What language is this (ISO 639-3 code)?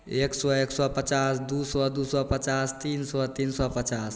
mai